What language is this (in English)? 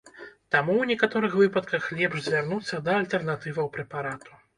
Belarusian